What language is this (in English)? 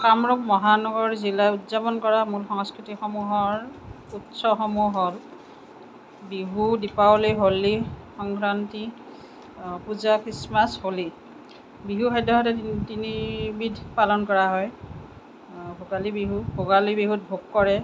Assamese